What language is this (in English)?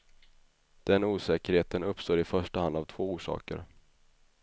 Swedish